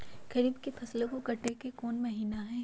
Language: Magahi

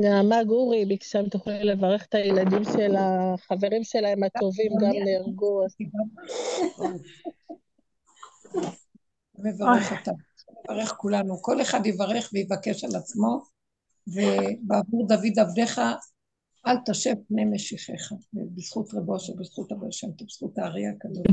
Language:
Hebrew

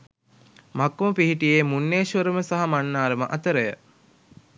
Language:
Sinhala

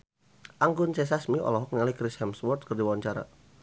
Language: Sundanese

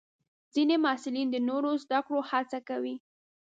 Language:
Pashto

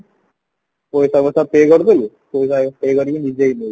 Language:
Odia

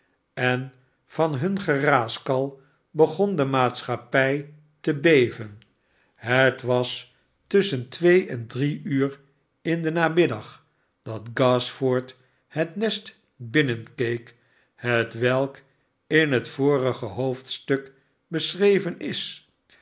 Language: Dutch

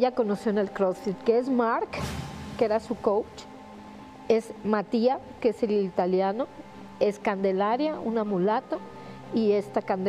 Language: Spanish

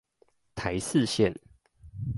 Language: Chinese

